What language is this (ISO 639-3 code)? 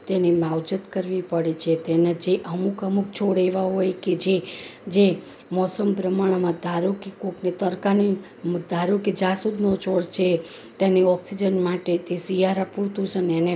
guj